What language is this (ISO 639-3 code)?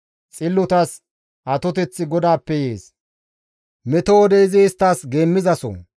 gmv